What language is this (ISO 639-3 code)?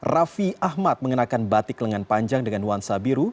ind